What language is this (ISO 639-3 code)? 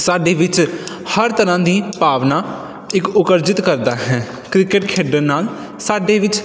pan